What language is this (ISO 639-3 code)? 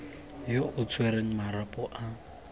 tsn